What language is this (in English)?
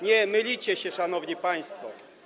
Polish